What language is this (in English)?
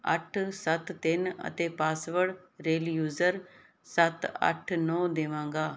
Punjabi